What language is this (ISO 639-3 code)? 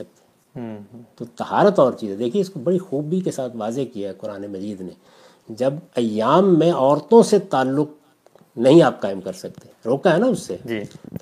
urd